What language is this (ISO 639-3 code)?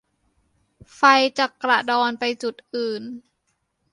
tha